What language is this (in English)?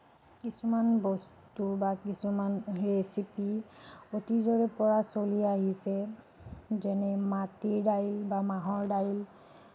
Assamese